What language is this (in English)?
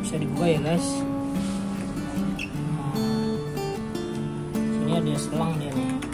Indonesian